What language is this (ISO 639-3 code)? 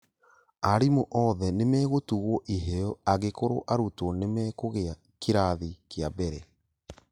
kik